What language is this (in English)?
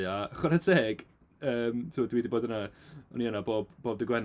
Welsh